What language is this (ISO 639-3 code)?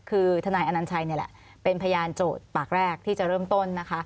tha